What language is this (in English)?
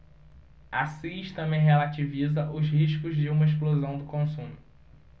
Portuguese